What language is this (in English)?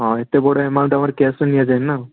Odia